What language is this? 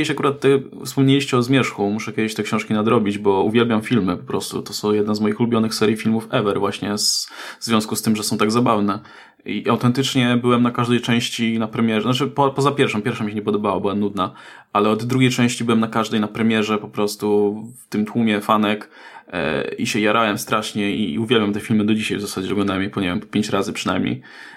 Polish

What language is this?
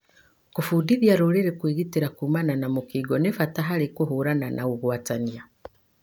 Kikuyu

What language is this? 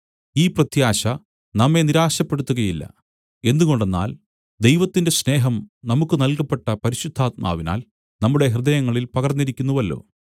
Malayalam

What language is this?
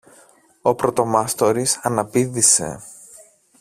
Greek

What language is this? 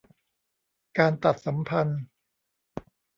Thai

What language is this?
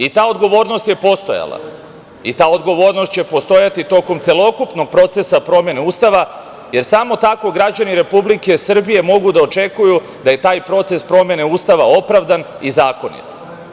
Serbian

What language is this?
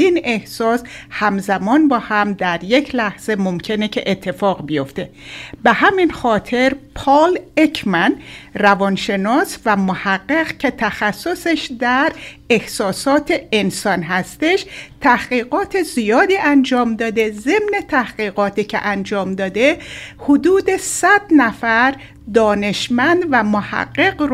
Persian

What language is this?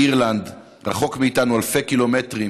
Hebrew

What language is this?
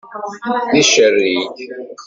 Kabyle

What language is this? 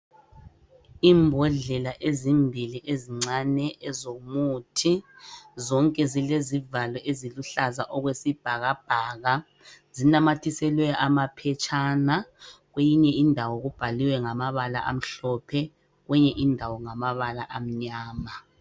North Ndebele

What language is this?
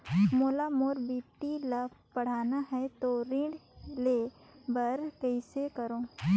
Chhattisgarhi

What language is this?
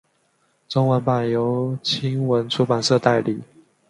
Chinese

